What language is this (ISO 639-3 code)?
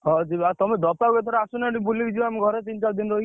ori